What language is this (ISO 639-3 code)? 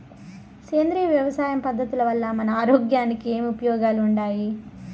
tel